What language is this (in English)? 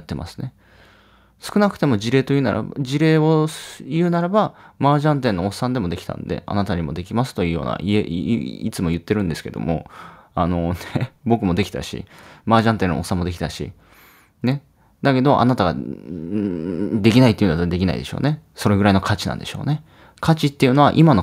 Japanese